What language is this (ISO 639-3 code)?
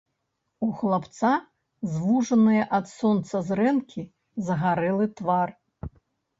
bel